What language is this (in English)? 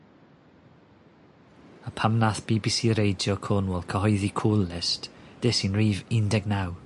Welsh